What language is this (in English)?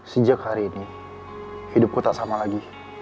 Indonesian